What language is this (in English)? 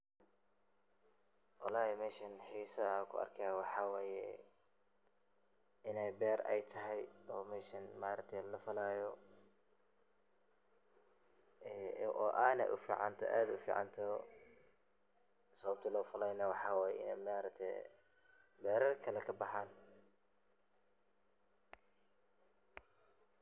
Somali